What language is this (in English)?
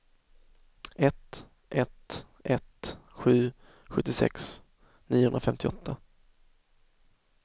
Swedish